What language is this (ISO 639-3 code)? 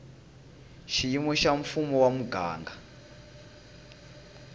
tso